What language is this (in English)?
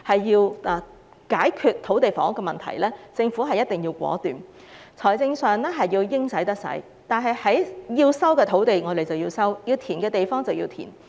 Cantonese